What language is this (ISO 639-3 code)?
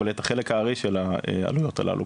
heb